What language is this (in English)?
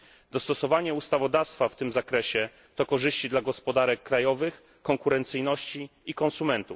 Polish